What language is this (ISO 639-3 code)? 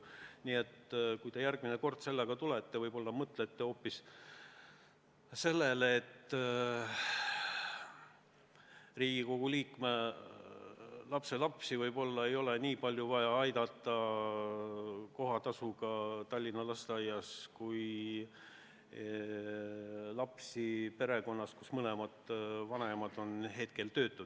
est